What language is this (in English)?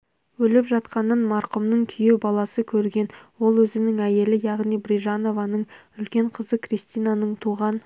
Kazakh